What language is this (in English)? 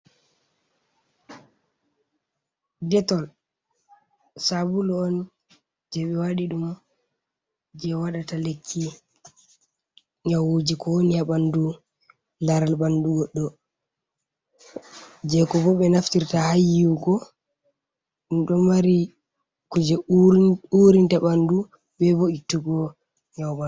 Fula